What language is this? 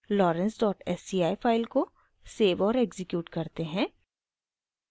Hindi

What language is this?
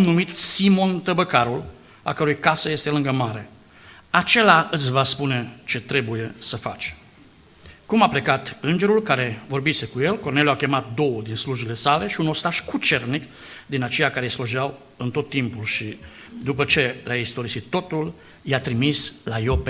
Romanian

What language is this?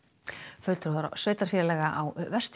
Icelandic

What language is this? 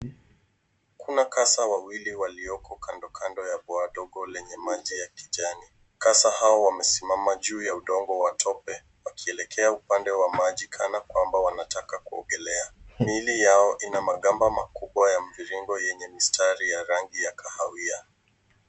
Swahili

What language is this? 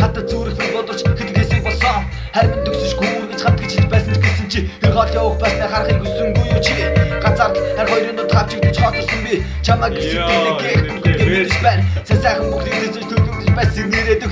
Romanian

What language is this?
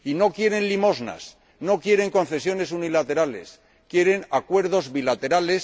Spanish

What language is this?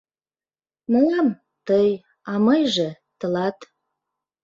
Mari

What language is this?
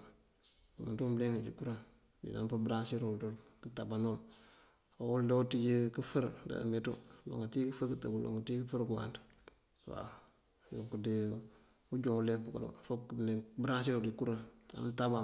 Mandjak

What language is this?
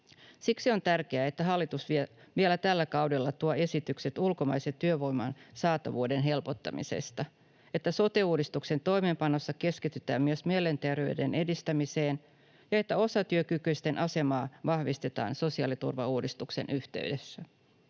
Finnish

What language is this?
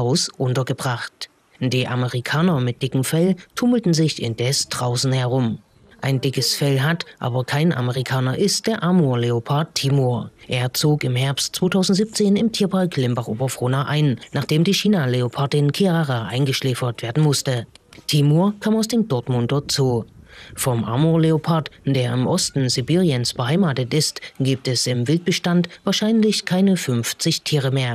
German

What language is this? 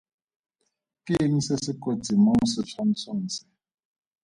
Tswana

